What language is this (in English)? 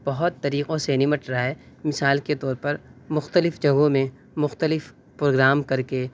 Urdu